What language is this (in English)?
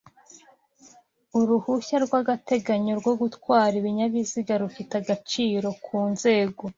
Kinyarwanda